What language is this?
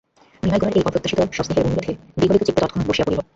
Bangla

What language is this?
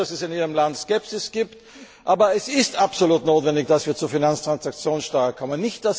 German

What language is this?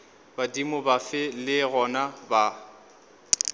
Northern Sotho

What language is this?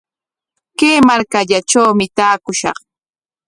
Corongo Ancash Quechua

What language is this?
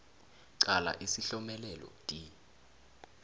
South Ndebele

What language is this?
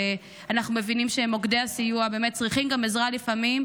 Hebrew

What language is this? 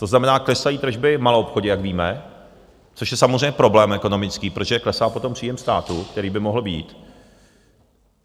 Czech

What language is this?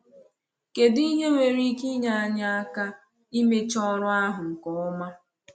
Igbo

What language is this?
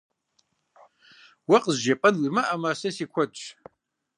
Kabardian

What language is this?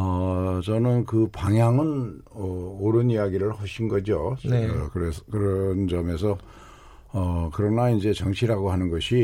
Korean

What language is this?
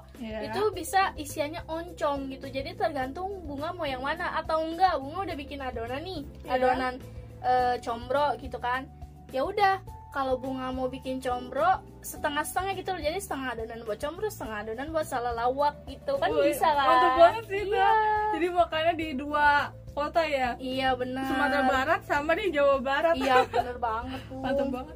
Indonesian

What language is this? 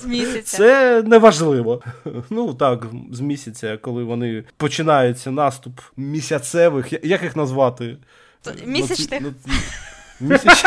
Ukrainian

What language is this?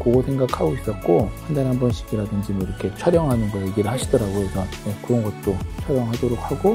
Korean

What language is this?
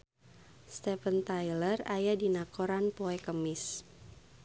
Sundanese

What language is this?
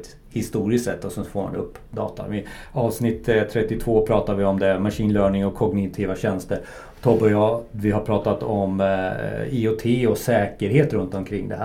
Swedish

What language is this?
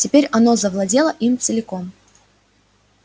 Russian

